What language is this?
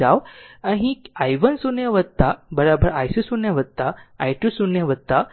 Gujarati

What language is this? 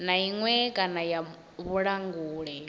Venda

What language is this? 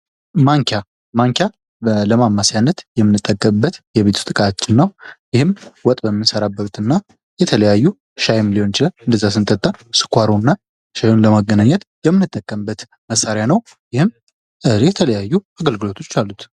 Amharic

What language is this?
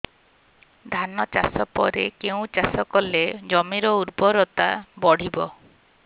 Odia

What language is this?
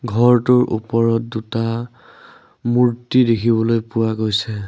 Assamese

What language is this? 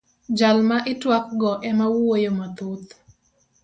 Luo (Kenya and Tanzania)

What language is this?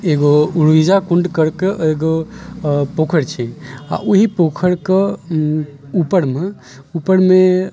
Maithili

